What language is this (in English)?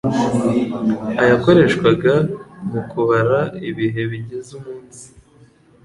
Kinyarwanda